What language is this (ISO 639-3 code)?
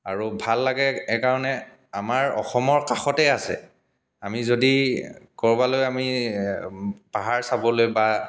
asm